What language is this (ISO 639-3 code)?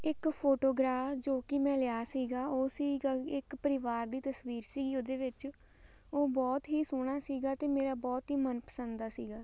pan